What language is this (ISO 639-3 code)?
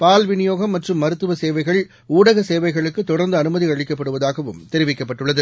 tam